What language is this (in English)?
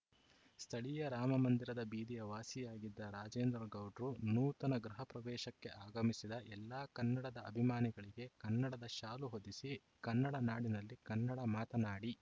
Kannada